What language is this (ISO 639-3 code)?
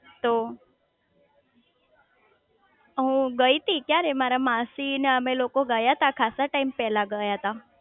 guj